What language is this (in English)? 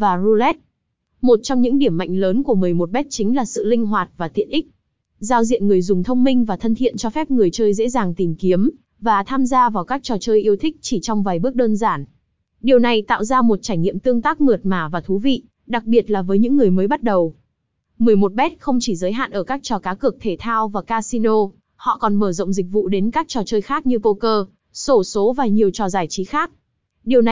Vietnamese